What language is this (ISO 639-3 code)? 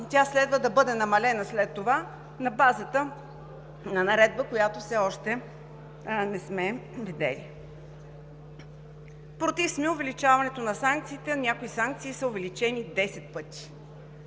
bul